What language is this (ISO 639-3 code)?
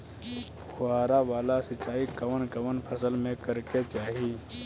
bho